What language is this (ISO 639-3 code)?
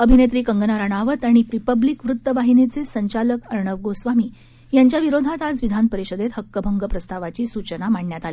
mar